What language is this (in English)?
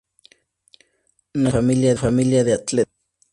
Spanish